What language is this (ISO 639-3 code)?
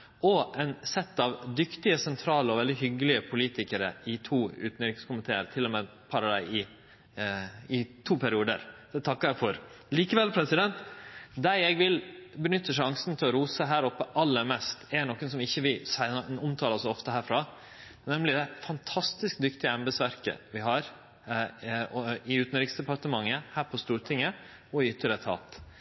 nno